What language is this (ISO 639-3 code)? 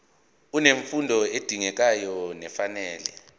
zul